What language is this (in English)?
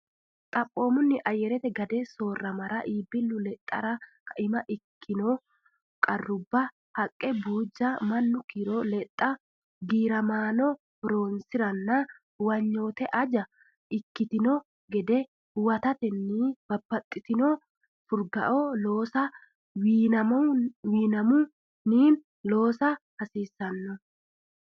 Sidamo